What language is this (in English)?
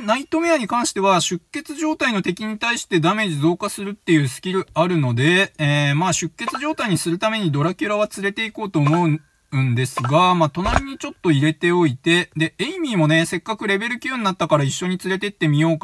Japanese